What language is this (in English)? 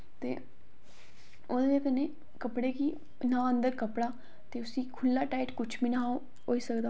Dogri